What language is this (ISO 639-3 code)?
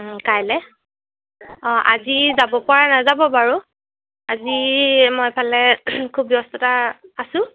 asm